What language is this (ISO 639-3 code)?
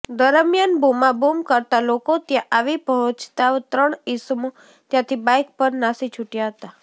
guj